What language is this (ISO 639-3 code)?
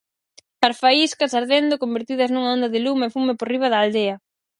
glg